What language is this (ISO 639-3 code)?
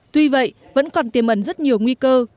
vie